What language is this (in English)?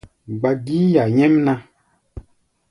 Gbaya